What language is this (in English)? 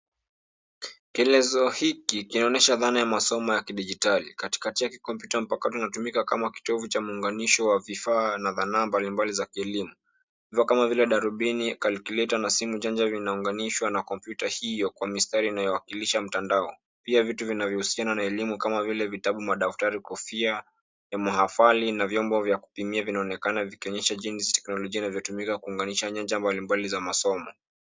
Swahili